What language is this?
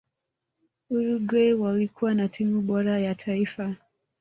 Swahili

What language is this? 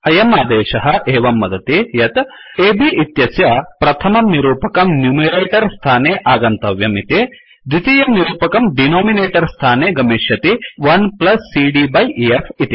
Sanskrit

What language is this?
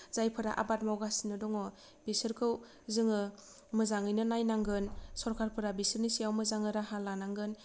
Bodo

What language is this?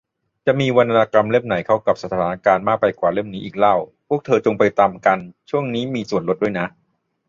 Thai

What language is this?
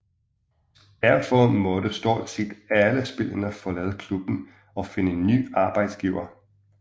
Danish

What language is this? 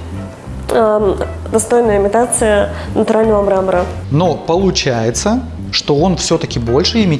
Russian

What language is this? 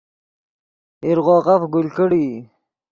Yidgha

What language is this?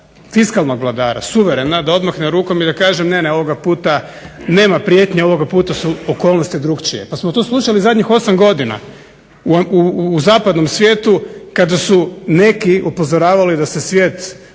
Croatian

